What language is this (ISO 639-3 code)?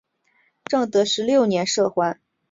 zho